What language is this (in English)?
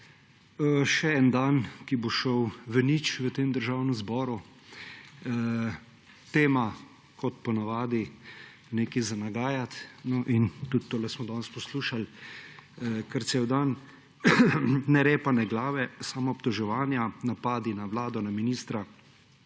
Slovenian